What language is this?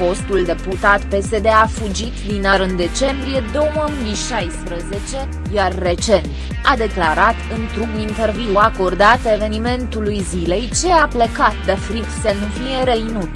Romanian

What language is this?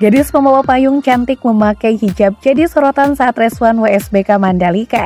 Indonesian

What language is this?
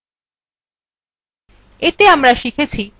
Bangla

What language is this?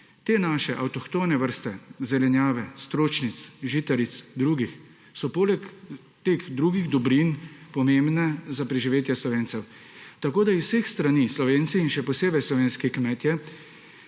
Slovenian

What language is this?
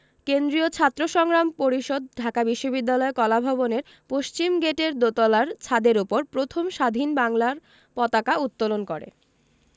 Bangla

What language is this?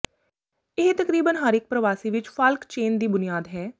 Punjabi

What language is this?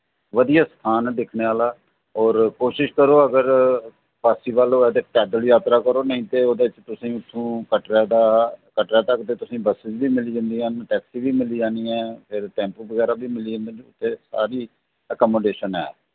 Dogri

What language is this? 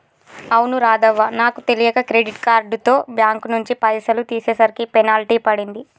Telugu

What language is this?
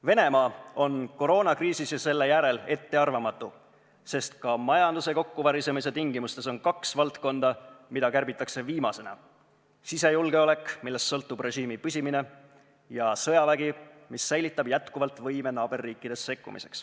Estonian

